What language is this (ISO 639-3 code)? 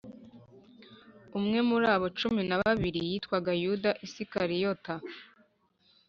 kin